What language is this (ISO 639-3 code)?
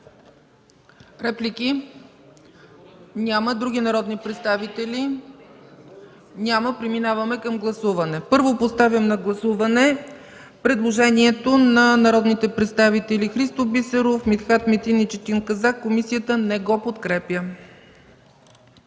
bul